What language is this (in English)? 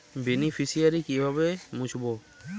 Bangla